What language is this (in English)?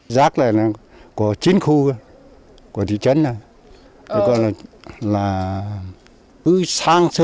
Vietnamese